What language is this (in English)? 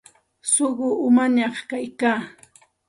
Santa Ana de Tusi Pasco Quechua